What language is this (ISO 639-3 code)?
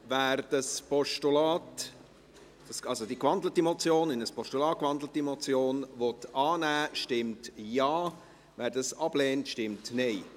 gsw